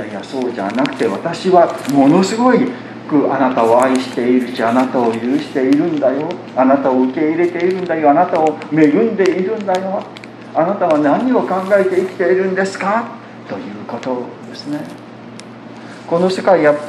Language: Japanese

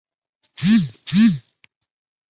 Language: Chinese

